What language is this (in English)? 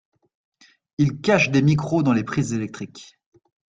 French